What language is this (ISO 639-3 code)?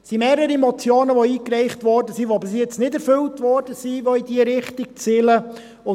gsw